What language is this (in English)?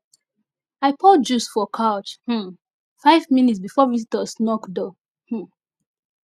Nigerian Pidgin